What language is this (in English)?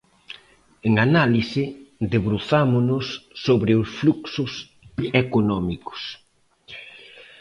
Galician